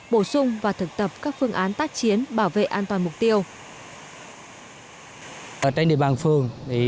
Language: Vietnamese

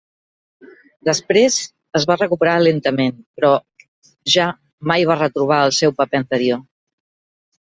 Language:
Catalan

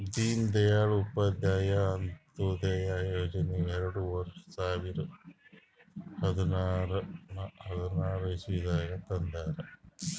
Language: Kannada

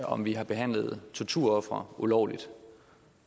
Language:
Danish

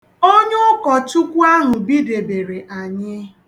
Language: Igbo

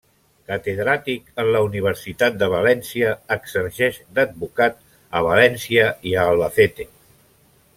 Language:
Catalan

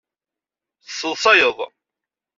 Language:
Kabyle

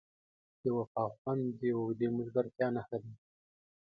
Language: Pashto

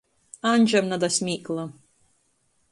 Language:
Latgalian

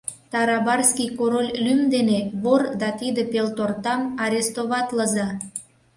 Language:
Mari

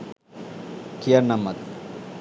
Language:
Sinhala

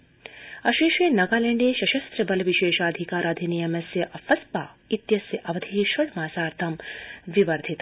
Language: Sanskrit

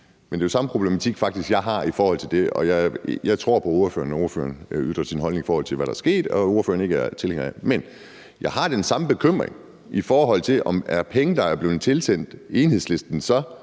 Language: Danish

